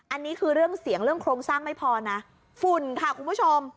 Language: Thai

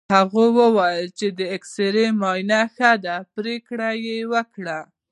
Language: Pashto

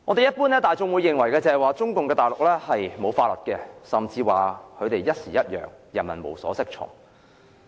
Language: Cantonese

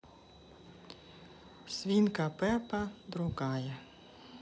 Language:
Russian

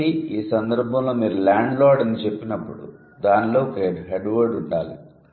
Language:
Telugu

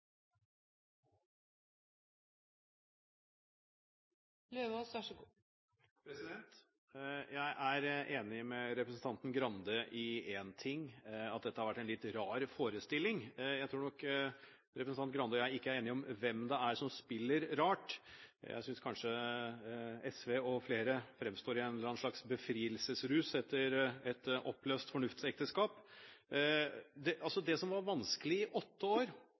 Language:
Norwegian Bokmål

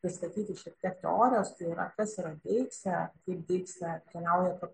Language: Lithuanian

